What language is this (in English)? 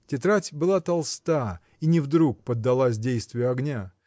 Russian